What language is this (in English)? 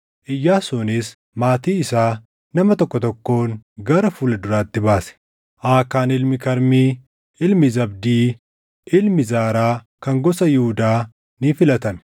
Oromo